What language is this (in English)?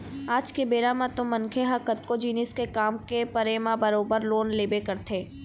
Chhattisgarhi